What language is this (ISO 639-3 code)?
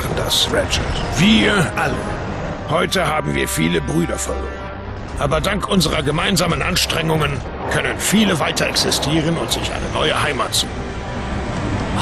deu